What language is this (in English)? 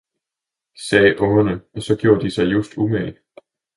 Danish